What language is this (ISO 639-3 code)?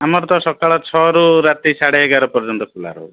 ori